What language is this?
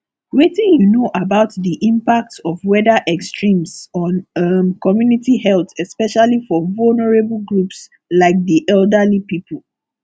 Nigerian Pidgin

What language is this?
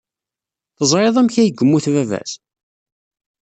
Kabyle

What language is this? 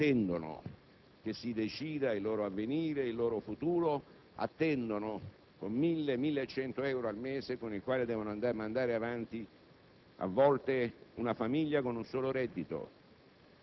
Italian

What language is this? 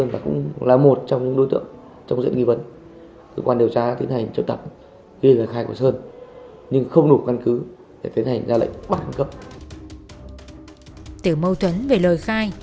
Vietnamese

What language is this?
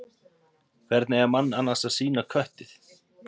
Icelandic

